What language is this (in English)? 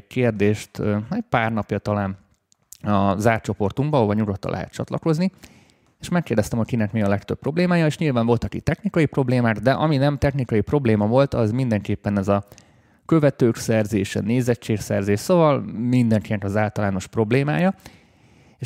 Hungarian